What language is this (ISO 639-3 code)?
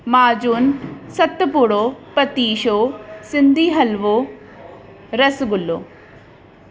snd